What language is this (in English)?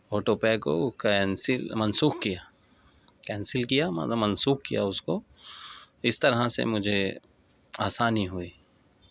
Urdu